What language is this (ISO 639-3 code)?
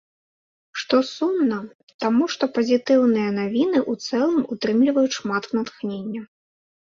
bel